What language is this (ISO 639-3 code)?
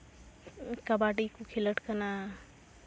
sat